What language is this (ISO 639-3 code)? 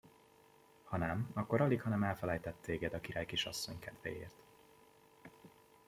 hun